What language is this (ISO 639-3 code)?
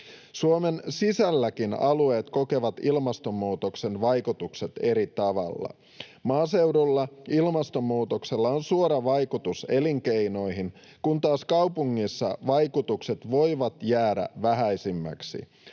fin